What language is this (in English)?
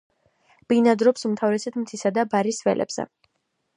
Georgian